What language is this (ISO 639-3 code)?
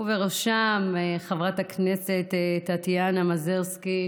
heb